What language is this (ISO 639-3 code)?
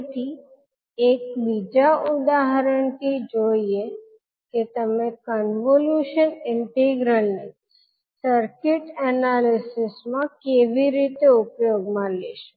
guj